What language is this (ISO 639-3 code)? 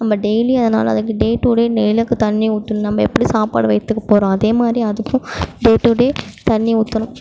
tam